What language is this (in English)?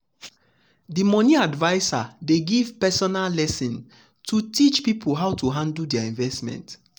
Nigerian Pidgin